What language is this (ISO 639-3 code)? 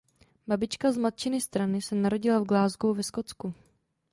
ces